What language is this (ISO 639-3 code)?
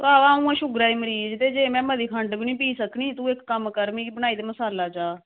doi